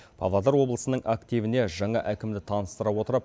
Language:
Kazakh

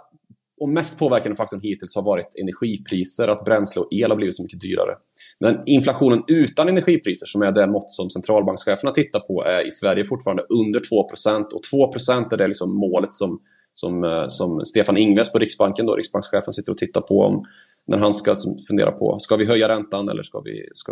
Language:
Swedish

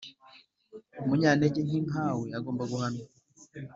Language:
Kinyarwanda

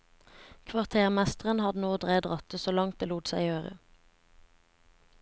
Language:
Norwegian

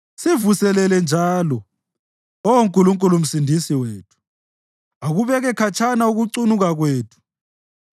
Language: North Ndebele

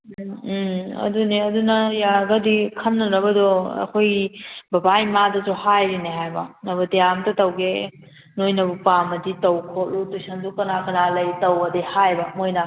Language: Manipuri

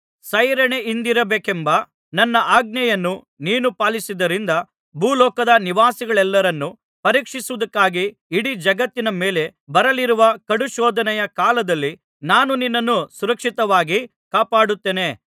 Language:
Kannada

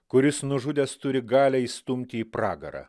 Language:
Lithuanian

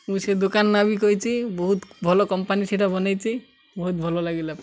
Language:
Odia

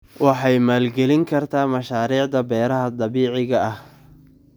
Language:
Somali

